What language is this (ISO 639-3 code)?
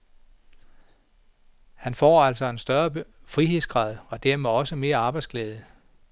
dan